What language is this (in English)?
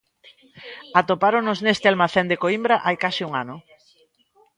Galician